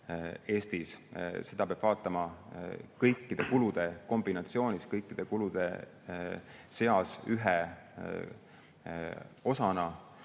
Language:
Estonian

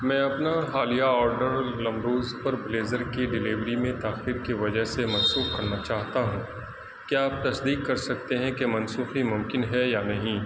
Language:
Urdu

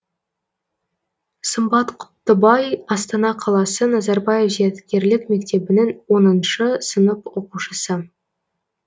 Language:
Kazakh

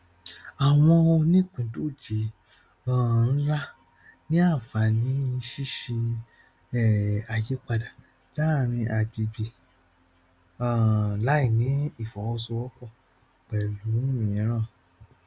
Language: Yoruba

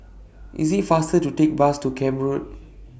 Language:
English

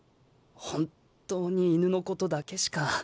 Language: Japanese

